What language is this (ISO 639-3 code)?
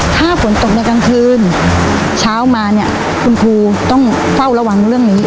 tha